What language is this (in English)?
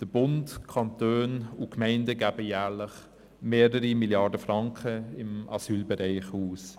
Swiss German